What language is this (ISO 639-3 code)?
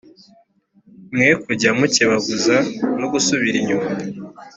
kin